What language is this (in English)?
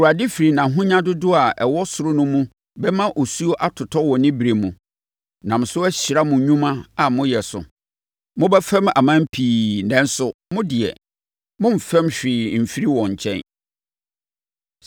Akan